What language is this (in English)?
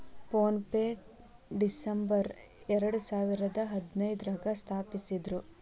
Kannada